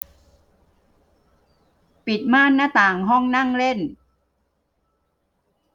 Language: Thai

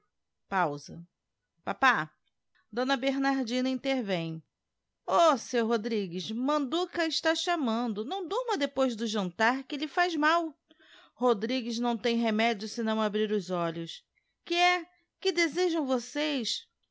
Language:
Portuguese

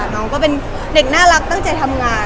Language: Thai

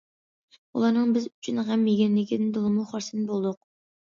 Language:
Uyghur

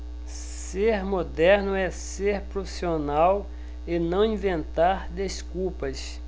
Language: Portuguese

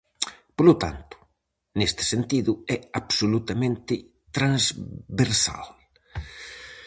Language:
Galician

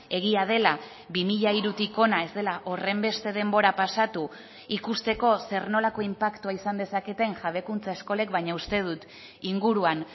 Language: Basque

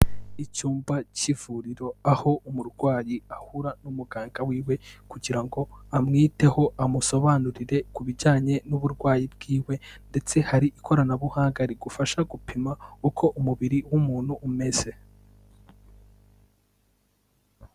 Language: Kinyarwanda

